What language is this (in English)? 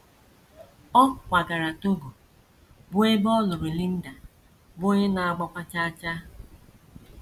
Igbo